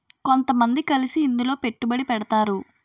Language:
Telugu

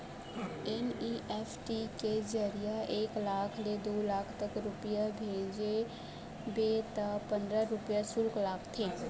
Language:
Chhattisgarhi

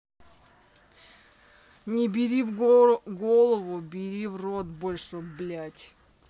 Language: Russian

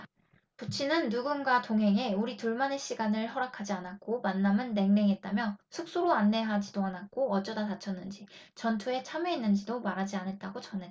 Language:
Korean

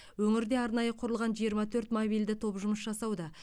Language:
Kazakh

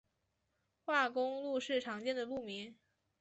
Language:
Chinese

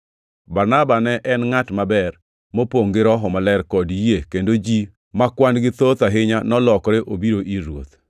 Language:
Luo (Kenya and Tanzania)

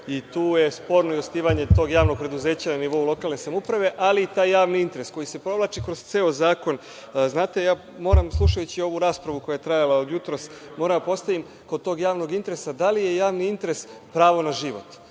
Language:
Serbian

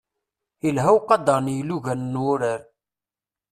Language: Kabyle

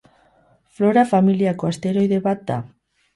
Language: Basque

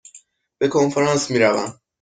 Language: Persian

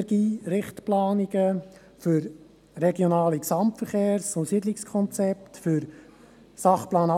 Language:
Swiss German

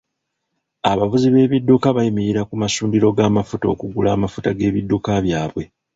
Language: Ganda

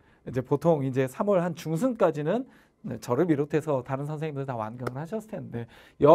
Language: Korean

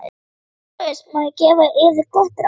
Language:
Icelandic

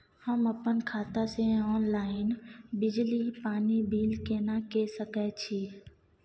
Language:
Maithili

